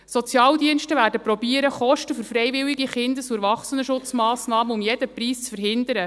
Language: Swiss German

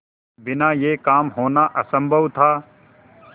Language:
Hindi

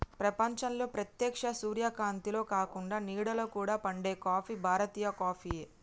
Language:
Telugu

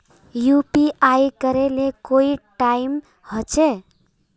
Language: Magahi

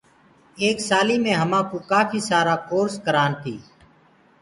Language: Gurgula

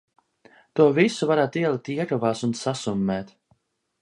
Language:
Latvian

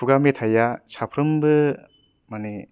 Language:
Bodo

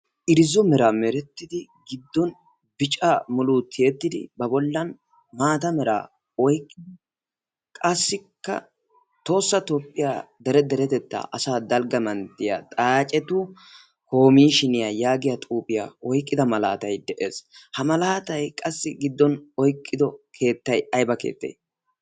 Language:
Wolaytta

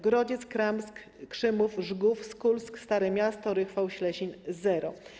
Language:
Polish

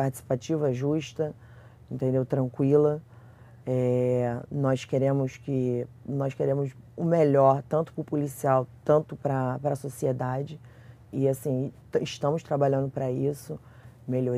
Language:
Portuguese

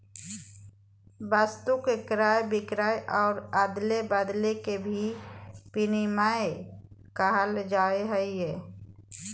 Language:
Magahi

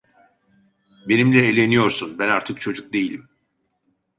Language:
Turkish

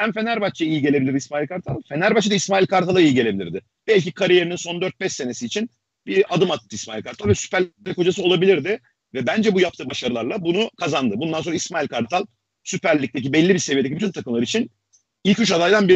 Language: Turkish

